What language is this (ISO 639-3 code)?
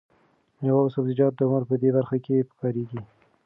pus